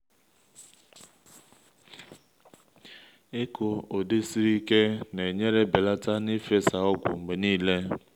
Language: Igbo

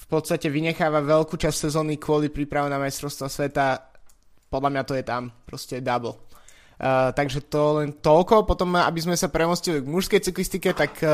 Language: Slovak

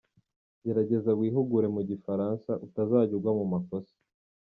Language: Kinyarwanda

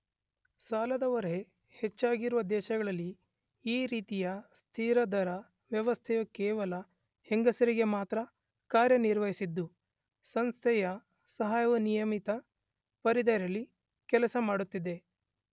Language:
Kannada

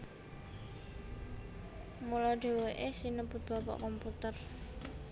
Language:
Javanese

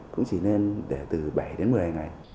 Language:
Vietnamese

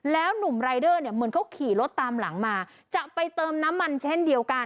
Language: Thai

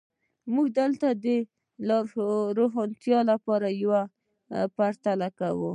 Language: Pashto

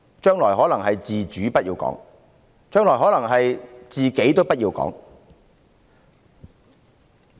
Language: Cantonese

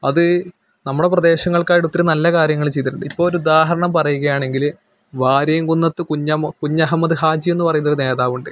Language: Malayalam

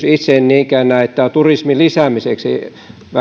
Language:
Finnish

